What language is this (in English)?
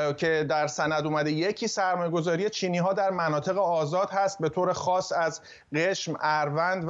Persian